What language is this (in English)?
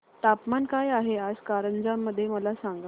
Marathi